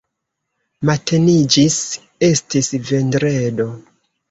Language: Esperanto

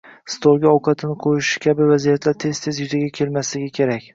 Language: Uzbek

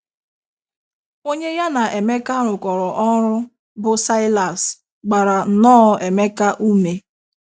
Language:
Igbo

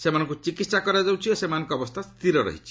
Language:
Odia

